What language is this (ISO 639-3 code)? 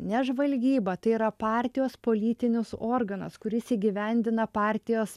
lit